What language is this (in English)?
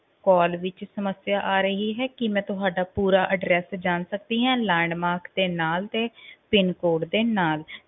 Punjabi